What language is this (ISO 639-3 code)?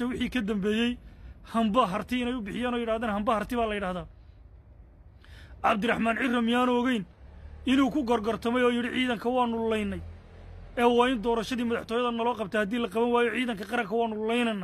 ara